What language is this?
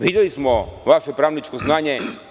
Serbian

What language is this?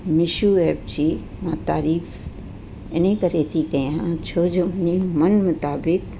Sindhi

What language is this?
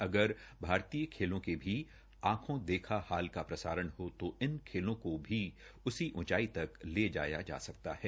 Hindi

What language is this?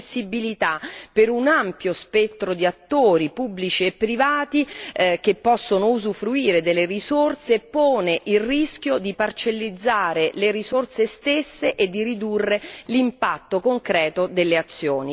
Italian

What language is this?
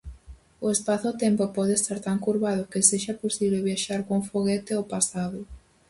Galician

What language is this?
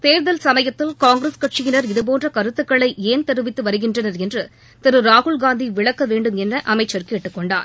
Tamil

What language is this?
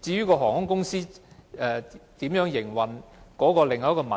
Cantonese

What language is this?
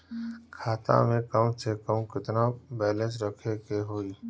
Bhojpuri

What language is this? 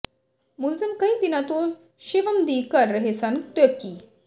Punjabi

